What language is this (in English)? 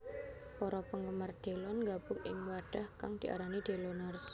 Javanese